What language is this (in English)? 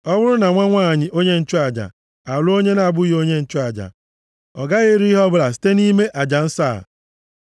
Igbo